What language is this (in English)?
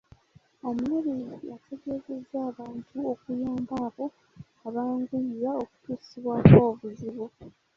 Ganda